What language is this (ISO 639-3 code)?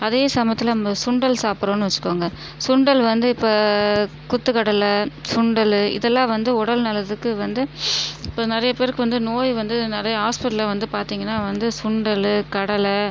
tam